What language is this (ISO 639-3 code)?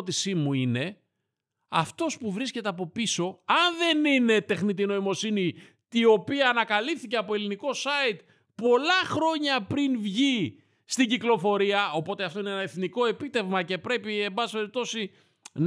ell